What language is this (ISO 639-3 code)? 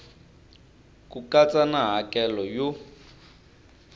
tso